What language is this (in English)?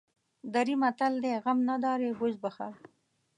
Pashto